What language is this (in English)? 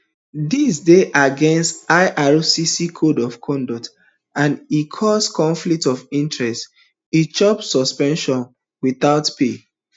Nigerian Pidgin